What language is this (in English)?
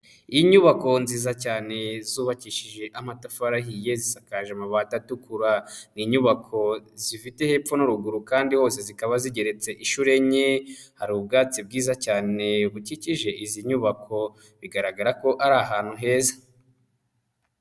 Kinyarwanda